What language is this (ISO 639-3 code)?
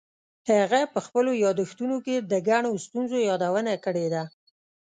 pus